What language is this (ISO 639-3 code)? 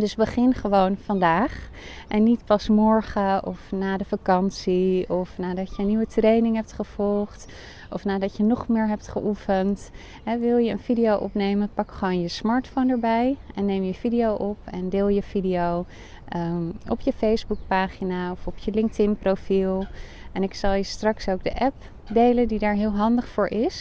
nld